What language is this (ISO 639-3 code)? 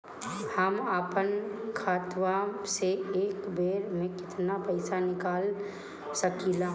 bho